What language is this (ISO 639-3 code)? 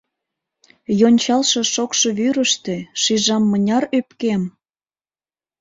chm